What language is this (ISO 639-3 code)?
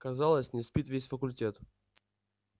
rus